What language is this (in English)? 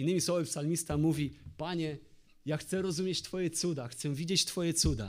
Polish